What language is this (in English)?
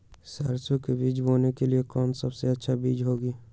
Magahi